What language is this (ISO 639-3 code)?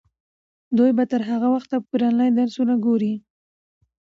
pus